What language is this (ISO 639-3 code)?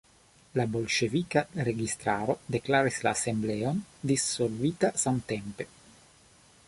epo